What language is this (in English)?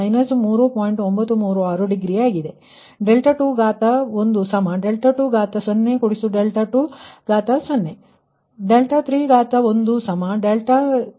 Kannada